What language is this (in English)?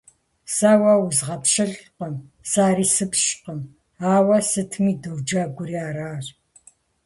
Kabardian